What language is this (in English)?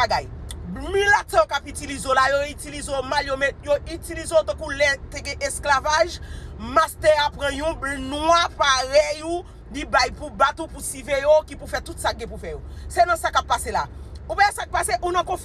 French